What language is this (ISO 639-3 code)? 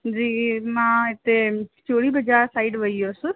snd